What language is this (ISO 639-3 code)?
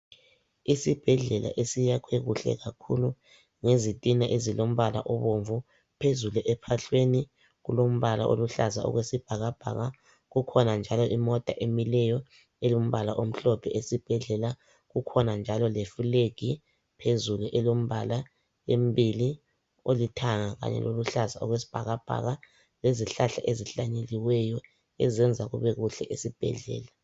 nde